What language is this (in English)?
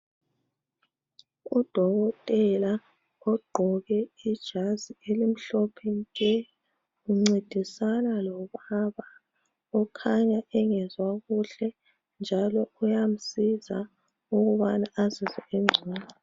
North Ndebele